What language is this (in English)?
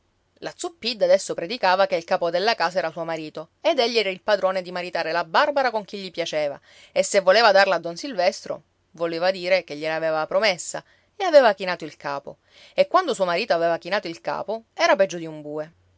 Italian